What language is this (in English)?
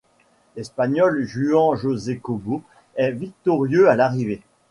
French